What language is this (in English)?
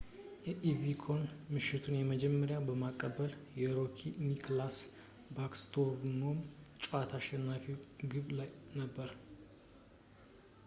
Amharic